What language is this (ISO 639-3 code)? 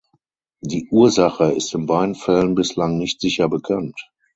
deu